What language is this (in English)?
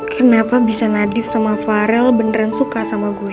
Indonesian